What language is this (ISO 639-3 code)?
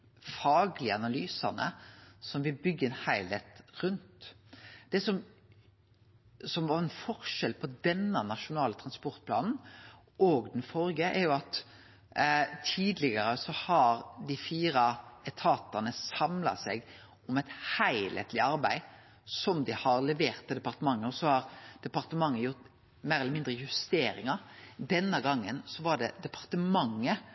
nno